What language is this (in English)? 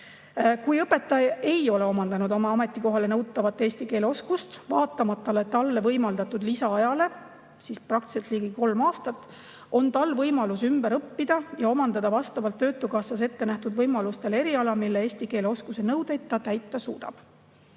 Estonian